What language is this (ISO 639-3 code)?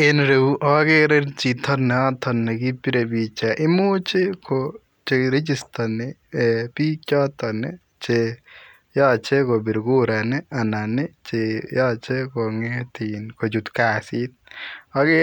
kln